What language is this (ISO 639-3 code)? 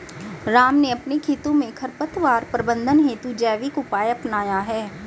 hin